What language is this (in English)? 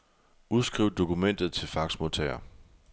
Danish